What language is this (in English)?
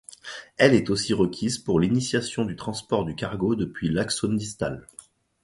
French